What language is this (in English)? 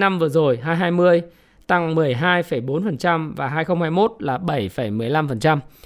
Vietnamese